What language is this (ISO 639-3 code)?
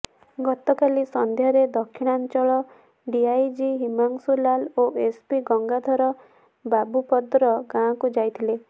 ori